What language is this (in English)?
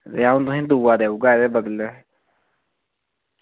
Dogri